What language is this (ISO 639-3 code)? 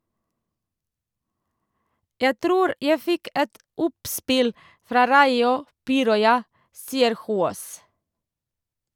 nor